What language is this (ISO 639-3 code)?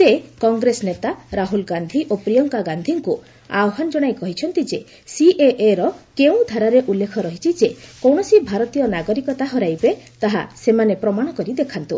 ori